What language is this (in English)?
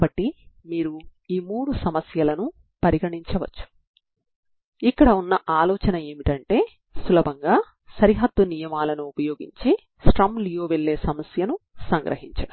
Telugu